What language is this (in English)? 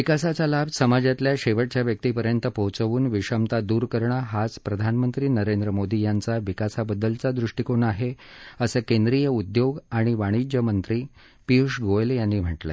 Marathi